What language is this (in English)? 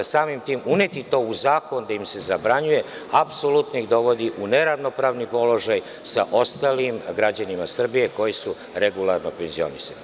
Serbian